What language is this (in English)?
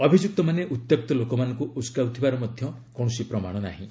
Odia